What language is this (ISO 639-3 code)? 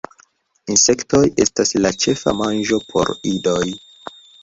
epo